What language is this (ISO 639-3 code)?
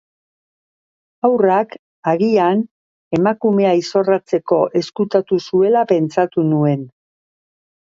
eus